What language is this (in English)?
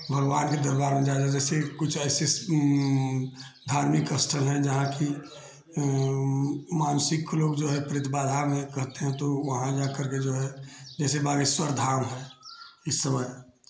Hindi